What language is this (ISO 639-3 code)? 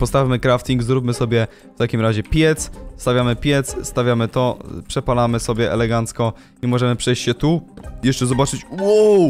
pol